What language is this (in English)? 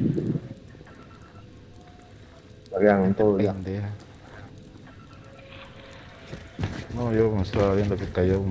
Spanish